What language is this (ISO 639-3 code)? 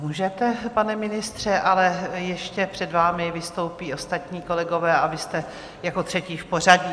ces